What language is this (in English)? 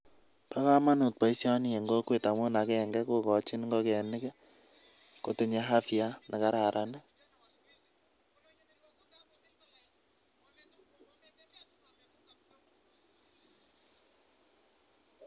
Kalenjin